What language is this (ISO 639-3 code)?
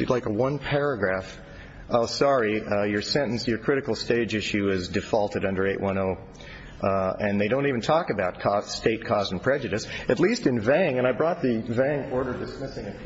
eng